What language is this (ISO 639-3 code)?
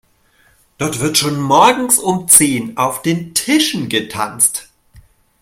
deu